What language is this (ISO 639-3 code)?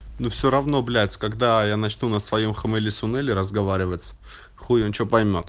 rus